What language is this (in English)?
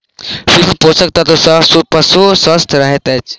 Maithili